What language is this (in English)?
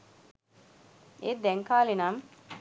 Sinhala